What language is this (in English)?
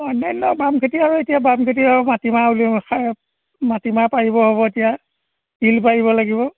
Assamese